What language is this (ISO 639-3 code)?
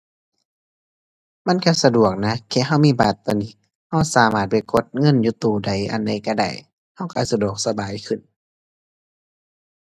tha